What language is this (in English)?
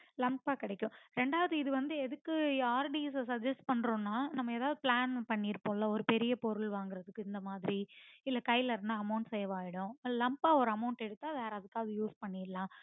Tamil